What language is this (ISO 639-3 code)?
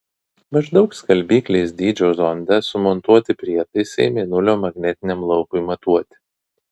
lit